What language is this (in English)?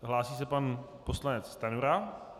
Czech